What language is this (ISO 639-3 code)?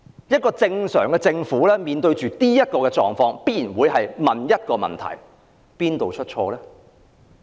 yue